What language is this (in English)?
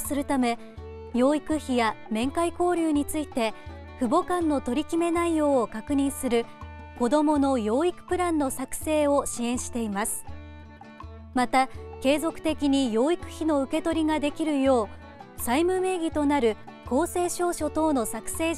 Japanese